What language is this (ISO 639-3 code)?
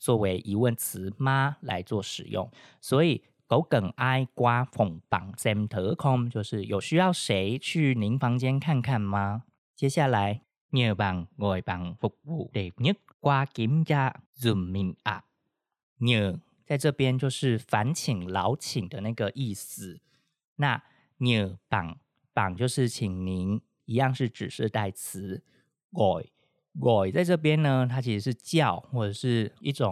zho